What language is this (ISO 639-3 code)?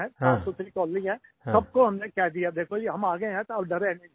hin